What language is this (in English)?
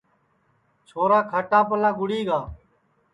Sansi